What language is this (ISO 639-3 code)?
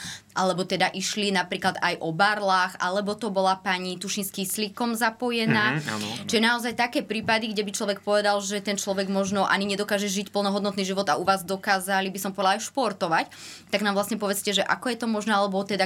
slk